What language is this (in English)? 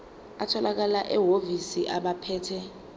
Zulu